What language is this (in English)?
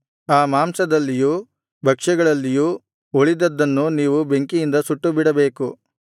Kannada